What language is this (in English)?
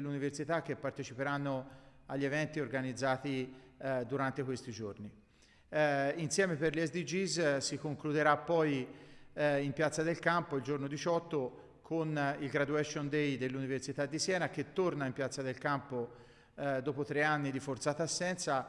Italian